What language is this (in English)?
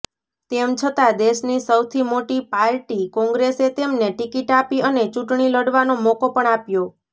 Gujarati